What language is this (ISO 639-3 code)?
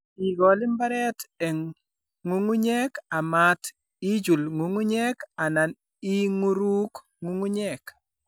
kln